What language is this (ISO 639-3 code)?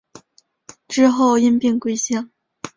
zho